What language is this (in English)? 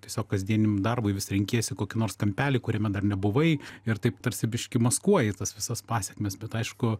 Lithuanian